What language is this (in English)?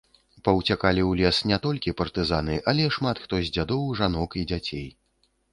Belarusian